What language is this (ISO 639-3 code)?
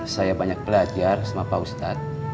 ind